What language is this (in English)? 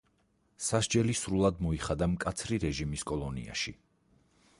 Georgian